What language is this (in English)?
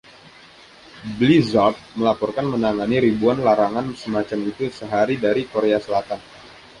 Indonesian